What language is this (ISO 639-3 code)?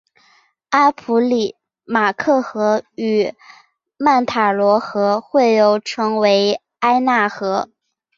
zho